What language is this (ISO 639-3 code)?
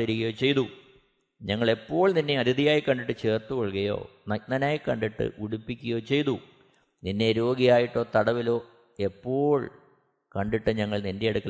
mal